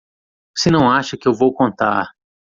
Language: Portuguese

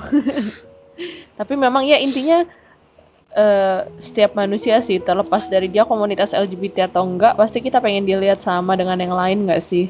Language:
Indonesian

